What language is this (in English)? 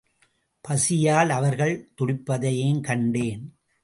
Tamil